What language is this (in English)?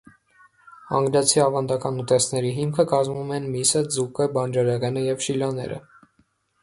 Armenian